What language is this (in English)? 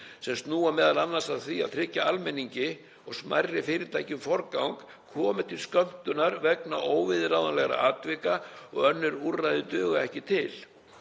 Icelandic